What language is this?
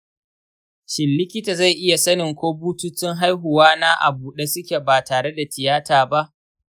Hausa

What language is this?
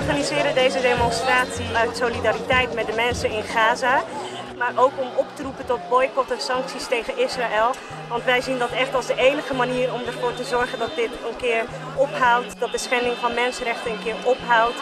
Dutch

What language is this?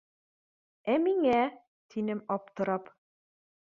Bashkir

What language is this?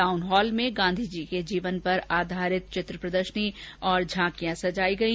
Hindi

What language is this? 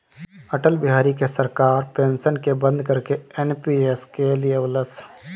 Bhojpuri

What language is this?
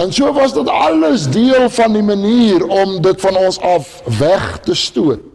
Dutch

